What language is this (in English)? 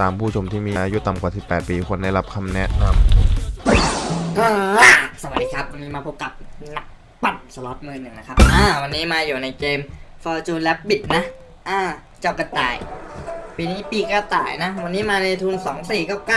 Thai